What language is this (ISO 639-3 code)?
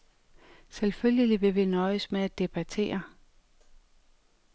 dan